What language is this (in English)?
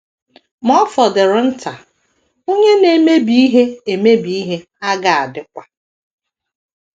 Igbo